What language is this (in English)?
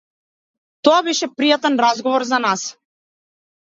Macedonian